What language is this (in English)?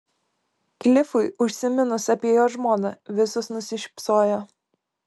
Lithuanian